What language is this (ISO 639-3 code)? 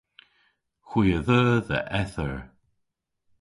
cor